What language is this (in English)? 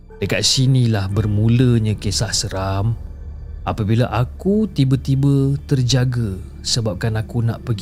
Malay